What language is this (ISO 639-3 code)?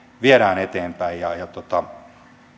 fin